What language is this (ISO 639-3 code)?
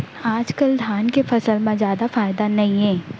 hne